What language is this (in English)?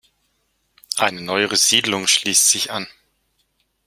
German